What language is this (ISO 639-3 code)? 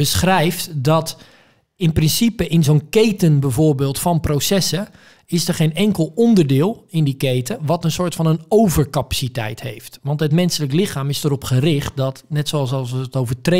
nld